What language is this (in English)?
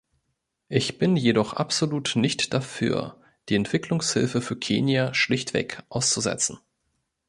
German